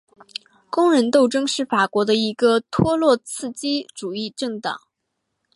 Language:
Chinese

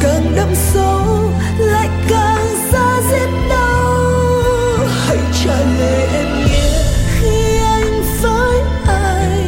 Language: Vietnamese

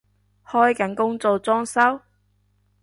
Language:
Cantonese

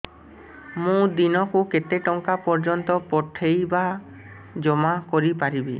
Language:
Odia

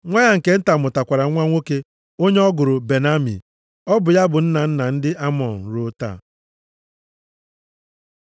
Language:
Igbo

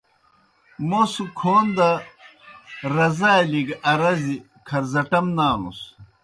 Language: Kohistani Shina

